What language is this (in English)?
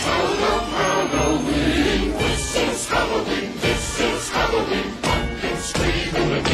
Danish